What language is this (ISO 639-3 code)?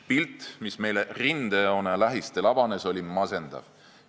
est